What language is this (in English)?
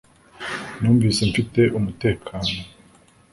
Kinyarwanda